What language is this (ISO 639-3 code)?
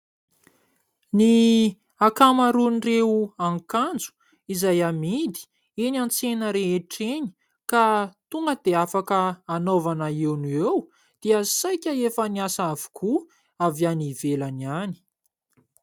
mlg